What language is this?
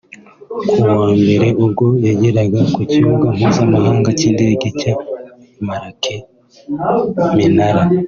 Kinyarwanda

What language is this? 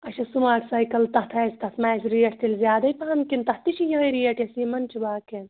Kashmiri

